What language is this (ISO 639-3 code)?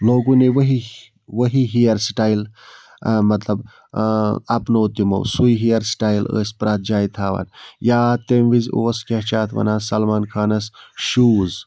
kas